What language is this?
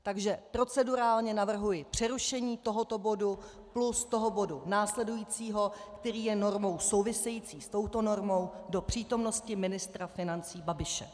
Czech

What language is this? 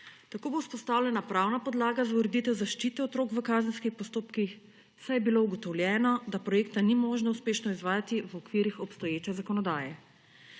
Slovenian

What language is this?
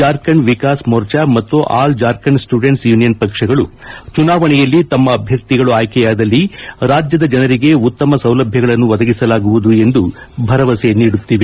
Kannada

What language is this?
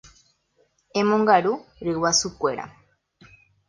Guarani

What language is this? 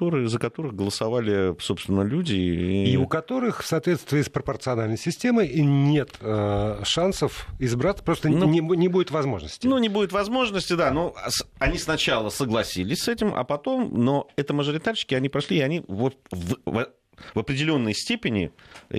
Russian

